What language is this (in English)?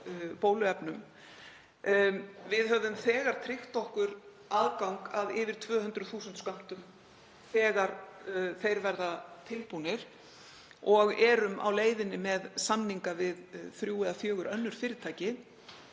Icelandic